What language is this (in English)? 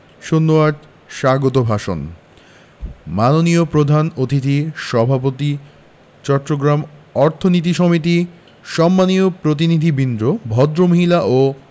Bangla